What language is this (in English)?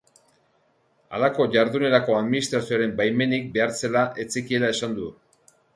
Basque